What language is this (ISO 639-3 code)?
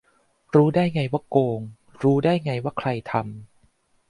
tha